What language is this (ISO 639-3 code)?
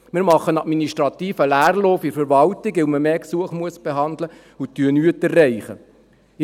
gsw